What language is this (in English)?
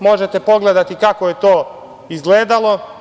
Serbian